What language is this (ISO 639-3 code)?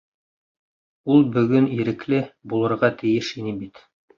bak